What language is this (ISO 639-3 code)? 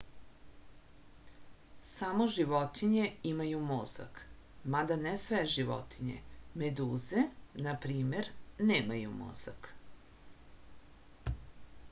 srp